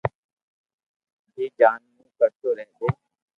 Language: Loarki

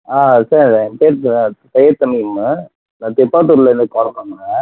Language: Tamil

